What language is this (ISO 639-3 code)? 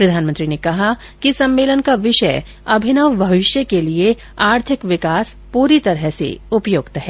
hin